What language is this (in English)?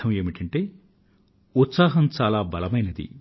Telugu